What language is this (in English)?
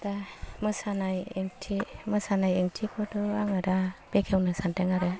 Bodo